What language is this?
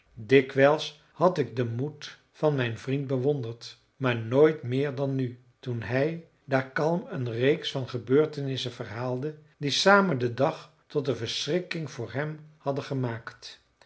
Dutch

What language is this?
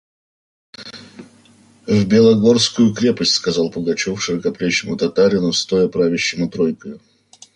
Russian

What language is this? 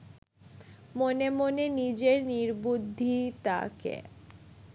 Bangla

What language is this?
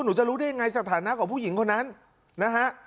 Thai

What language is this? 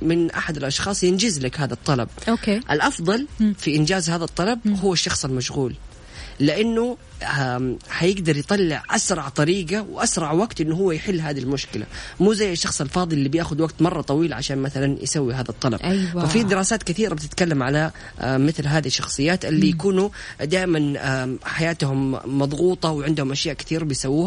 Arabic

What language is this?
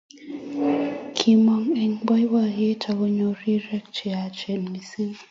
Kalenjin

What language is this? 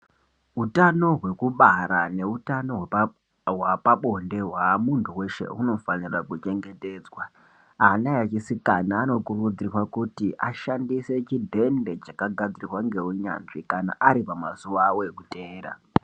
Ndau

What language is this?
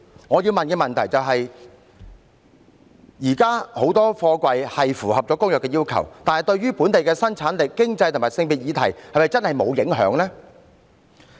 Cantonese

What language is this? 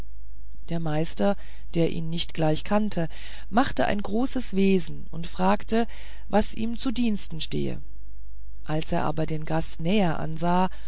German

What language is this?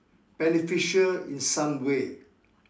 English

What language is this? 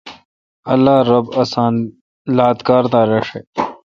Kalkoti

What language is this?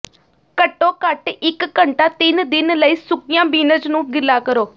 Punjabi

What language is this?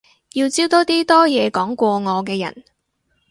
Cantonese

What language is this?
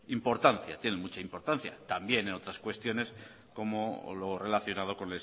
Spanish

